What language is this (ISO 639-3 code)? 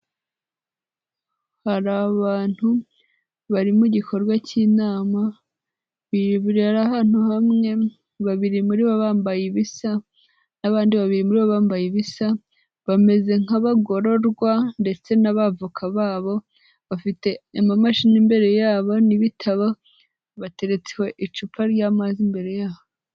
kin